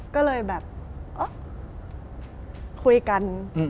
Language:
Thai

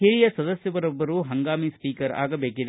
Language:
Kannada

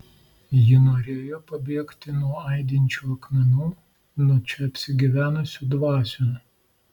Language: Lithuanian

